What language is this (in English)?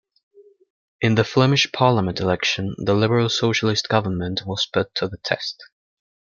English